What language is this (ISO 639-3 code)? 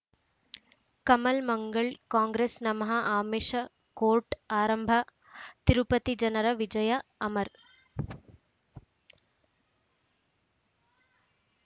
kan